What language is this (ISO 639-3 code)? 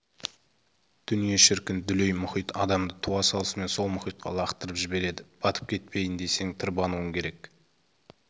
kaz